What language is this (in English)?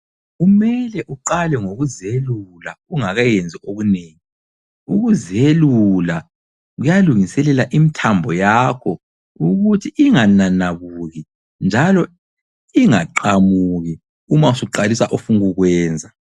North Ndebele